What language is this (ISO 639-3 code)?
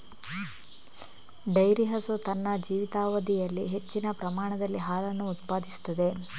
kan